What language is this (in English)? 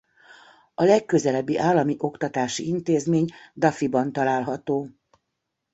Hungarian